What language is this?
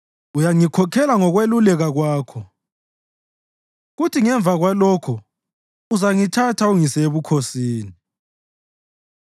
North Ndebele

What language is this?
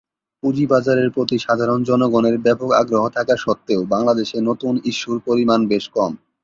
Bangla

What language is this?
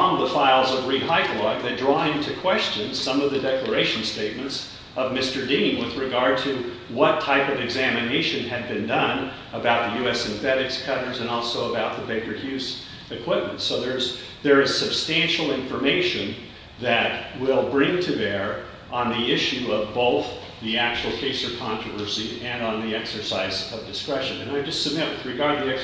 English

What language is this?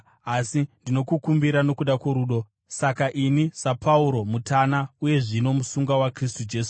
Shona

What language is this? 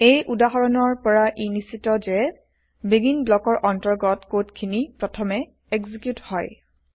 Assamese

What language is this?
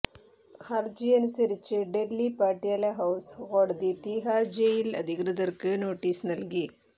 Malayalam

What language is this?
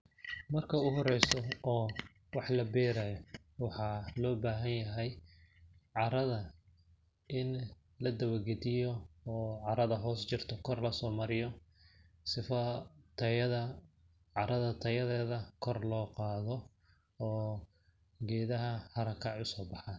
Somali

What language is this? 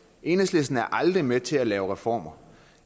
Danish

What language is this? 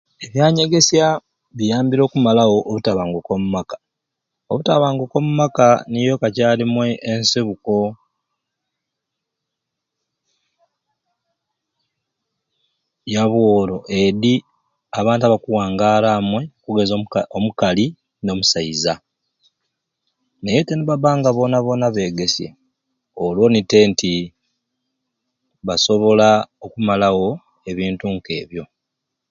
Ruuli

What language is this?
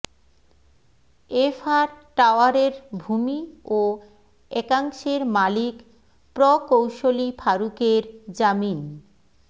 Bangla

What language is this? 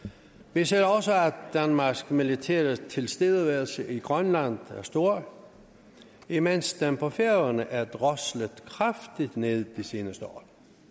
Danish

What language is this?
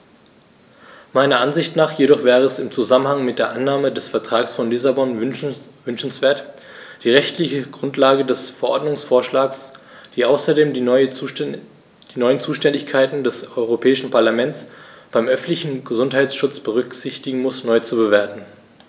German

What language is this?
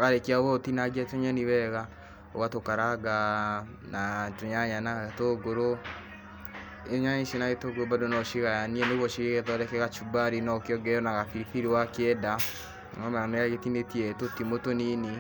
Kikuyu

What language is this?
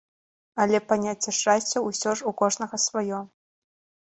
Belarusian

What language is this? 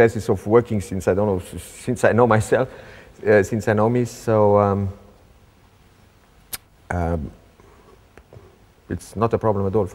English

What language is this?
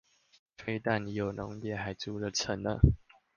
Chinese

